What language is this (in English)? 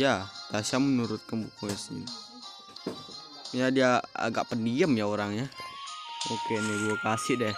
Indonesian